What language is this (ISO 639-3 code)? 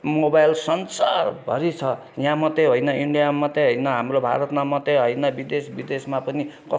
nep